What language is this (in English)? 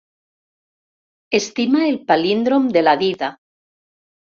Catalan